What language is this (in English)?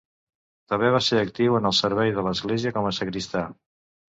Catalan